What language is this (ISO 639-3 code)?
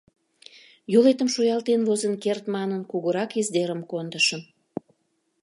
chm